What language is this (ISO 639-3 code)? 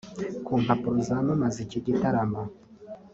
kin